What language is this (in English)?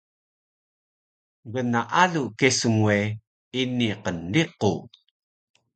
Taroko